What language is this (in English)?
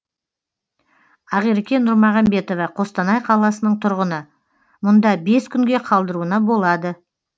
Kazakh